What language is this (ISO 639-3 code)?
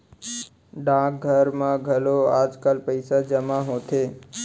hne